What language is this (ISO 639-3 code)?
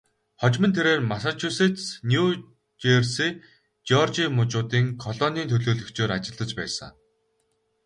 mon